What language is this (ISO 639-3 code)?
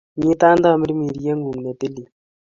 kln